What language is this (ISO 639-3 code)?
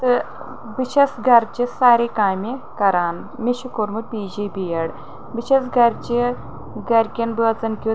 kas